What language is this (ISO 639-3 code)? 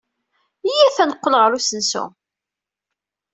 kab